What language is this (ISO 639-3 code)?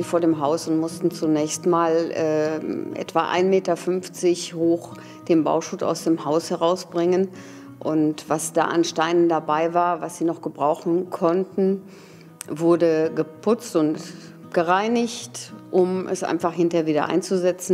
deu